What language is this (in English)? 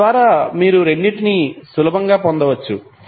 Telugu